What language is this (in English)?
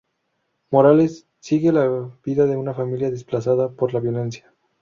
Spanish